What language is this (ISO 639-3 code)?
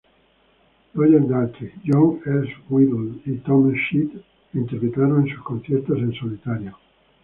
spa